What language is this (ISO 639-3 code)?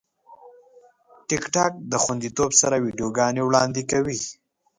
pus